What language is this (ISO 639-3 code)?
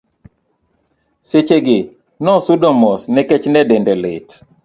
luo